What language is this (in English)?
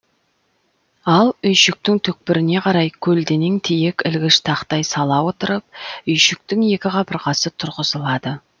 Kazakh